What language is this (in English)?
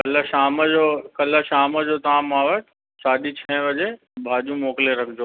Sindhi